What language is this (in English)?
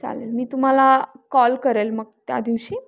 Marathi